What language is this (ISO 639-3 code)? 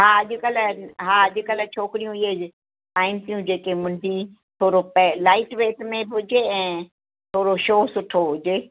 snd